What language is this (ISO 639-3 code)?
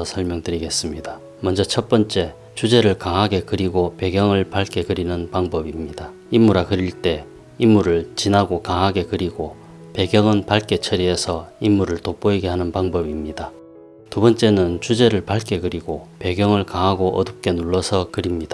kor